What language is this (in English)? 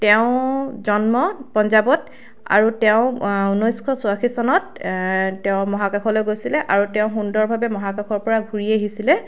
Assamese